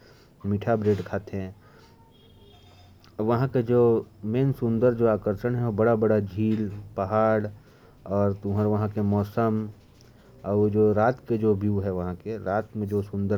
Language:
Korwa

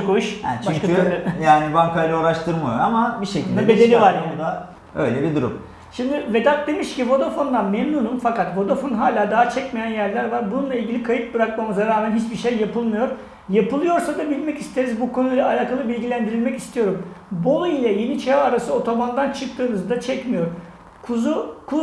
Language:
Turkish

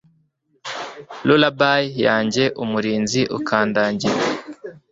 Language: Kinyarwanda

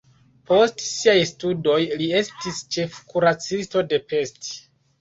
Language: Esperanto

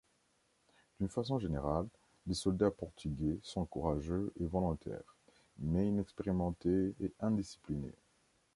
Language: French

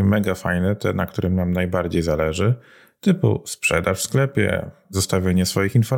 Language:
Polish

